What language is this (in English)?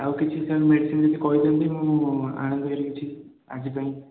Odia